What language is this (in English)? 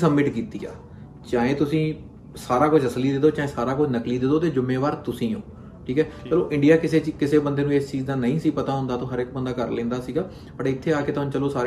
Punjabi